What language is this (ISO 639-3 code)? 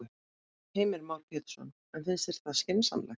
isl